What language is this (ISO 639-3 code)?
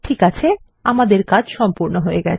ben